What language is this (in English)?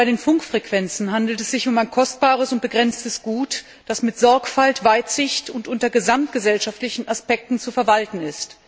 German